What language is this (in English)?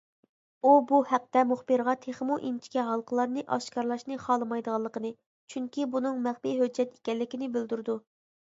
Uyghur